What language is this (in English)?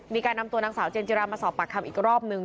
Thai